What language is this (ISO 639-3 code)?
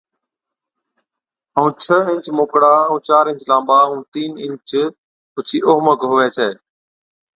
odk